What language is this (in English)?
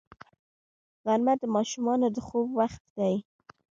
Pashto